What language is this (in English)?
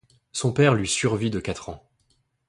French